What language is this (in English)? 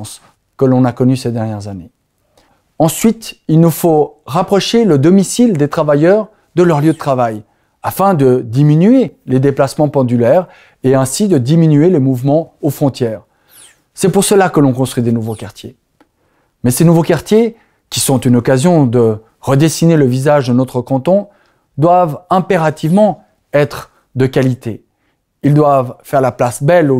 French